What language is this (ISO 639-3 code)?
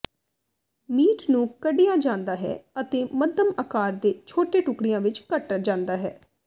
pan